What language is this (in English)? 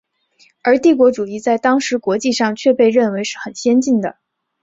Chinese